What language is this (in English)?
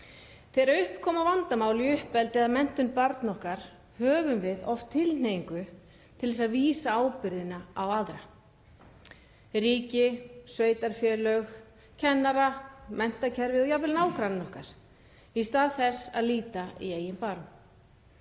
Icelandic